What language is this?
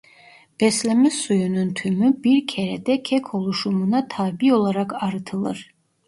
Turkish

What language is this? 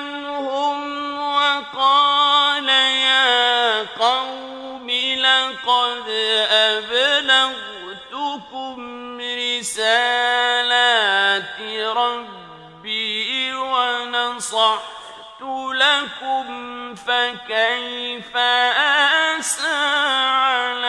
Arabic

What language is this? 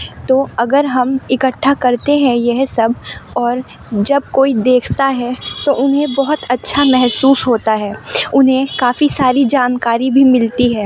Urdu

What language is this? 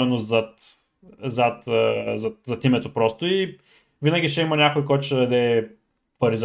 Bulgarian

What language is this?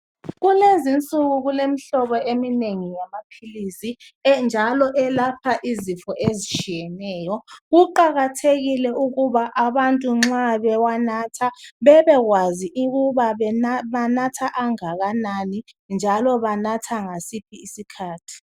North Ndebele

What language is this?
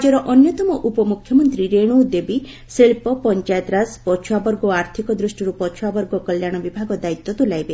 Odia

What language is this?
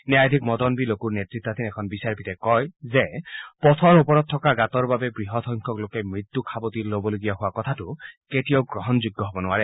Assamese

